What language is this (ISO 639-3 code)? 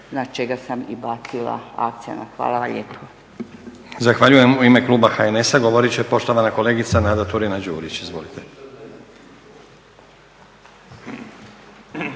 hrv